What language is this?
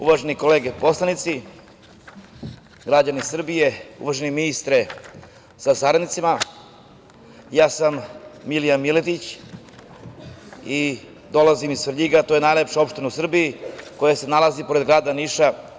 Serbian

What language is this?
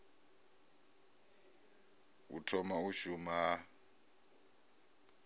Venda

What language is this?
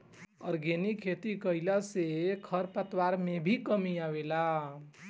Bhojpuri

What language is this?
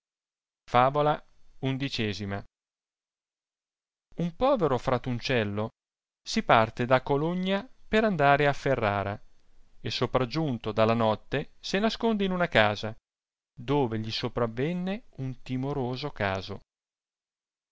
Italian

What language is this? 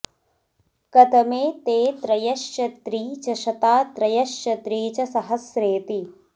Sanskrit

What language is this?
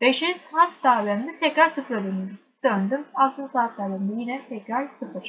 Turkish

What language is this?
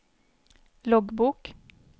Swedish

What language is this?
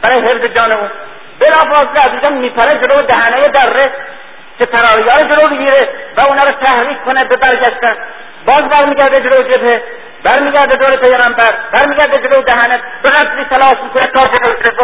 Persian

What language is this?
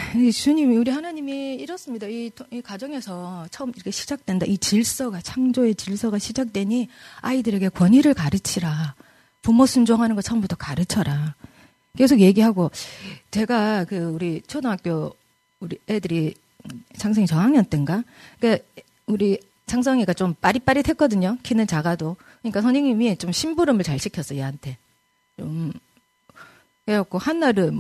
Korean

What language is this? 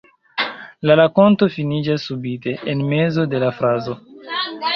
Esperanto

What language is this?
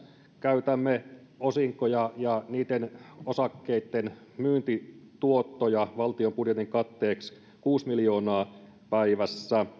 Finnish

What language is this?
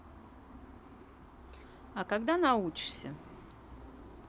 Russian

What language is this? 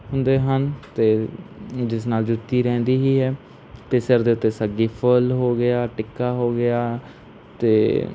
Punjabi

